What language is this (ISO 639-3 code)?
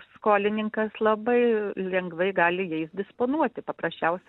lit